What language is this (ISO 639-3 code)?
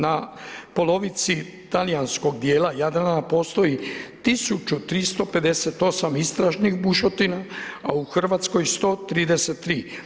hrv